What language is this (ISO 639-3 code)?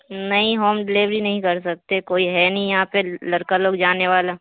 urd